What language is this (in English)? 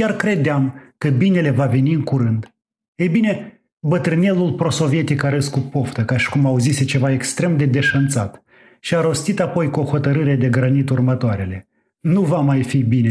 Romanian